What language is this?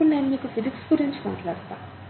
Telugu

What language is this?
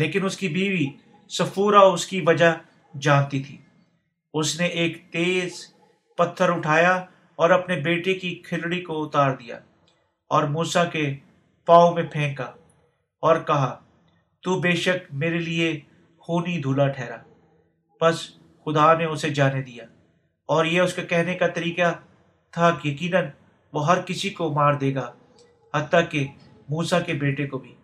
Urdu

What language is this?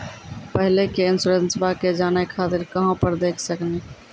Maithili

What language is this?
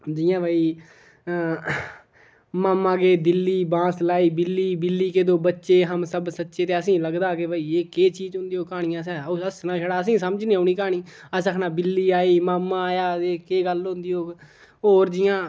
Dogri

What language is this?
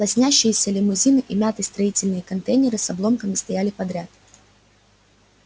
Russian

